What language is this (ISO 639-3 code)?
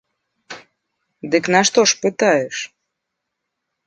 bel